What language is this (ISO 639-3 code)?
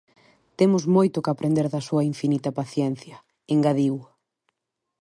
glg